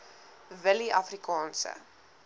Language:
Afrikaans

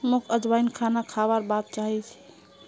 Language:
Magahi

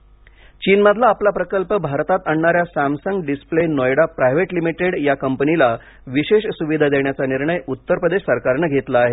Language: Marathi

